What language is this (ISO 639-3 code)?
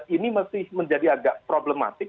ind